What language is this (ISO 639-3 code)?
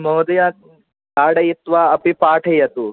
san